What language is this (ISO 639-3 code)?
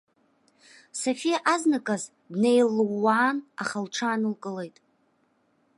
abk